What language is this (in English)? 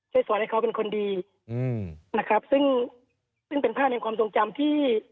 Thai